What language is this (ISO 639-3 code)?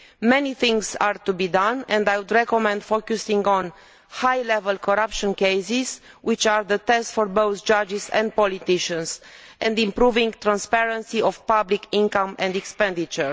eng